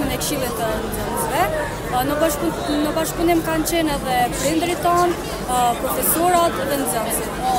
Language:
Romanian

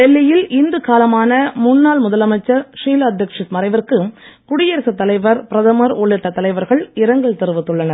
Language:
Tamil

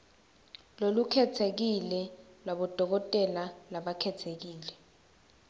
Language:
Swati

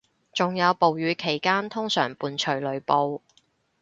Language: Cantonese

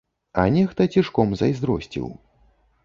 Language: Belarusian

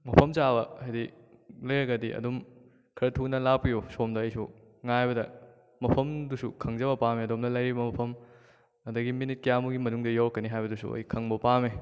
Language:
Manipuri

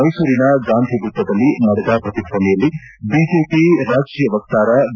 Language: Kannada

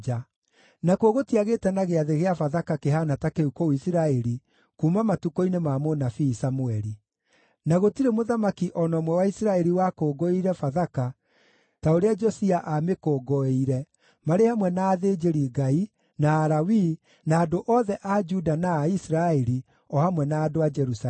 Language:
Kikuyu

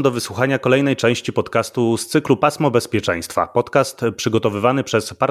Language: Polish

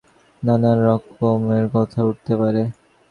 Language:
Bangla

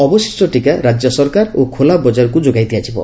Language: Odia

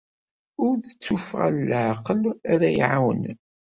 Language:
Kabyle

